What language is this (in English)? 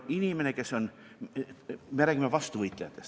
Estonian